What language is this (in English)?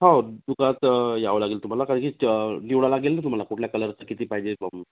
Marathi